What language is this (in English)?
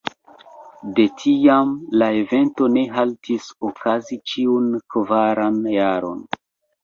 Esperanto